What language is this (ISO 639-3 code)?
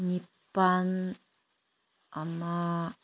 mni